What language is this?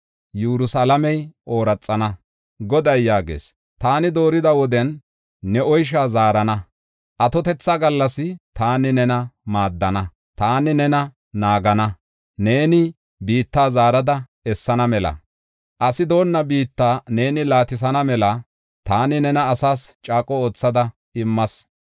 Gofa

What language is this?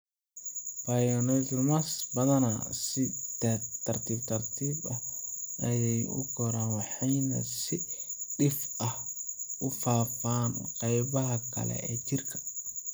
Somali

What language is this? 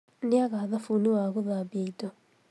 Kikuyu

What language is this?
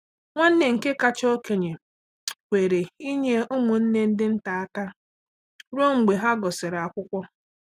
Igbo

